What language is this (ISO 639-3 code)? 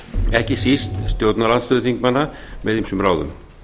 isl